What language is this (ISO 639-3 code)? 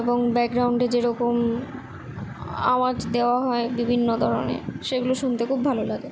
ben